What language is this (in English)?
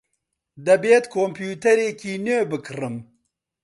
Central Kurdish